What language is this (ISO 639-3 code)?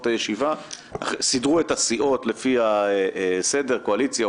heb